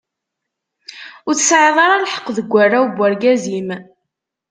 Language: Kabyle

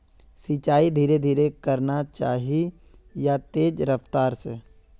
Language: Magahi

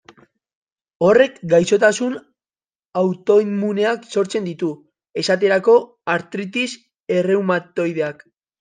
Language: Basque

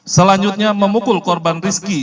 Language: Indonesian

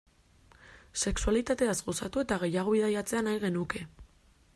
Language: Basque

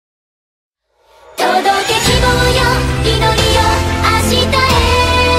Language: Vietnamese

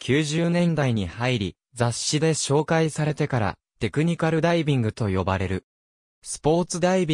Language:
Japanese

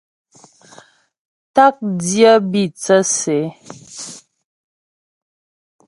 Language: Ghomala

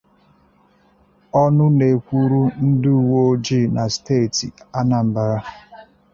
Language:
Igbo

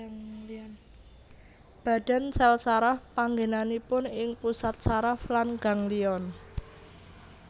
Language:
Javanese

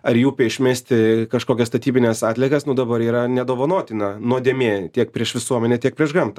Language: Lithuanian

